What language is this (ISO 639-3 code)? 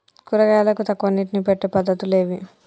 tel